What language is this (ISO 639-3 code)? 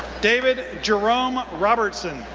eng